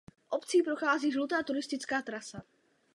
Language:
Czech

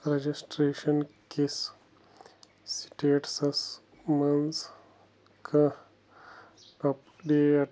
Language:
Kashmiri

